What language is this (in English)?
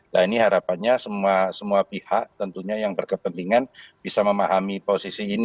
Indonesian